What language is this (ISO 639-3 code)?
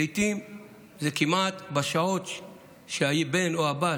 heb